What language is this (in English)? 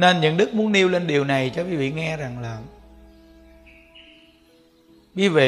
Vietnamese